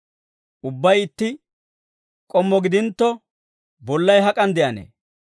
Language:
Dawro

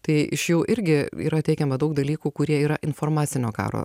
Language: Lithuanian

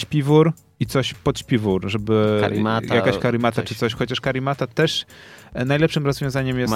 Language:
Polish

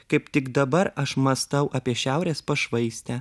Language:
Lithuanian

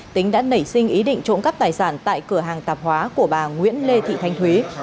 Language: Vietnamese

